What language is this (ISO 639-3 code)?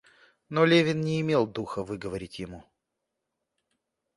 rus